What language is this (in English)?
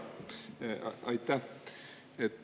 Estonian